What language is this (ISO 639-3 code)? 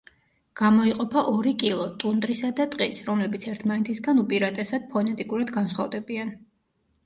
kat